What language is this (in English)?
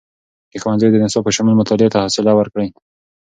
Pashto